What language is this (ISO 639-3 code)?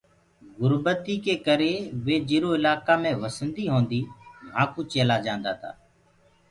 ggg